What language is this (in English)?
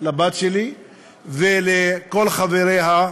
Hebrew